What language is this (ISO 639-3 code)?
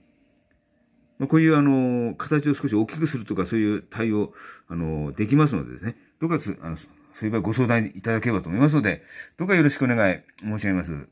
jpn